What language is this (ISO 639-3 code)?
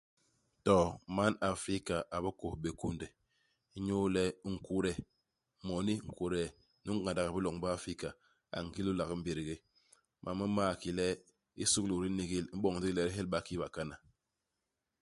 bas